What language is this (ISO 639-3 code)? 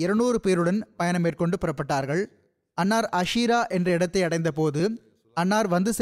tam